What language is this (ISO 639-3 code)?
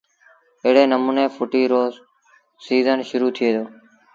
sbn